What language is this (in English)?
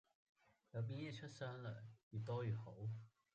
Cantonese